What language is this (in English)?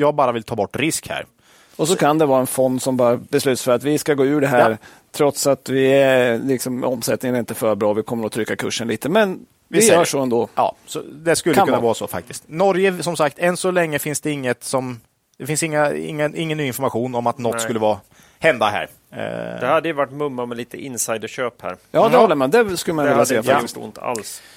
Swedish